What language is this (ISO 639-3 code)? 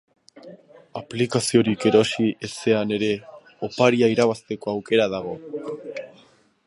eus